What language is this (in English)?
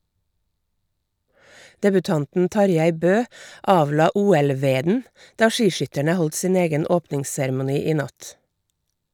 Norwegian